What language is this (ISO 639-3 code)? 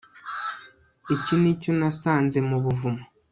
kin